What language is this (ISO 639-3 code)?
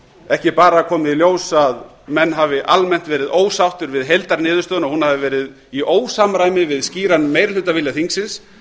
isl